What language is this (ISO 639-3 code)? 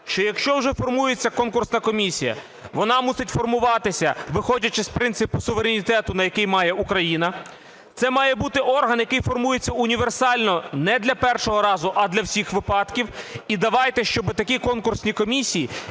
ukr